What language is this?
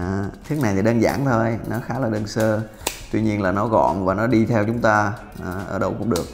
Vietnamese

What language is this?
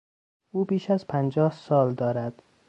Persian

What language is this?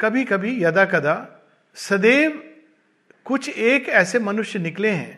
Hindi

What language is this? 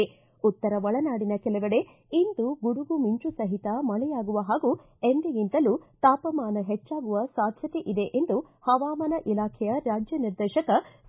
Kannada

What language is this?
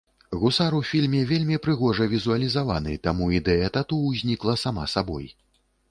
Belarusian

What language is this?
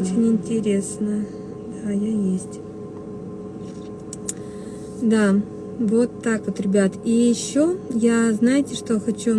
Russian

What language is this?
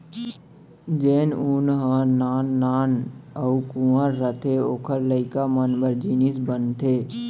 Chhattisgarhi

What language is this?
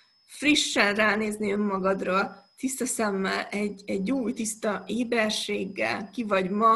Hungarian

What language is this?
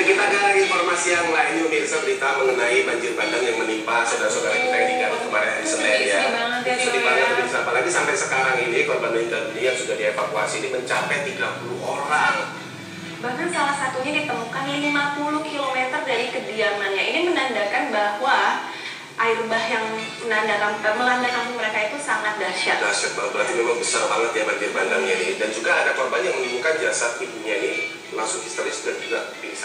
Indonesian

